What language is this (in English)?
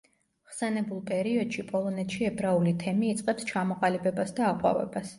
Georgian